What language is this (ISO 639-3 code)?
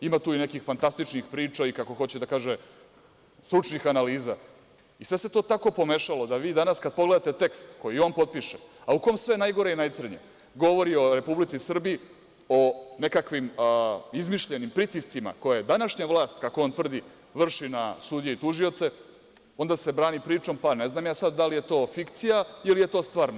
srp